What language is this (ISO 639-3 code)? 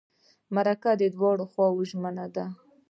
pus